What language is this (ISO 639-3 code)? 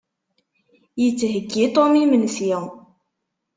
kab